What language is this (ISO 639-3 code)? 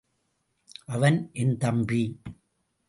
tam